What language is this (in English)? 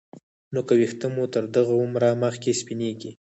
Pashto